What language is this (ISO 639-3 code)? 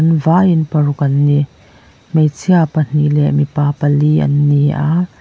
lus